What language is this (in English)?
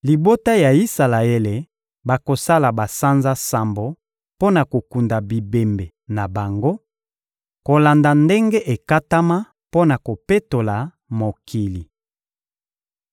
Lingala